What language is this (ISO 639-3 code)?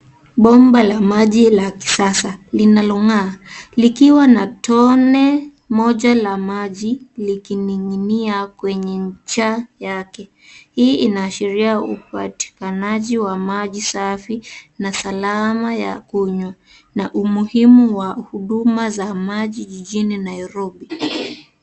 swa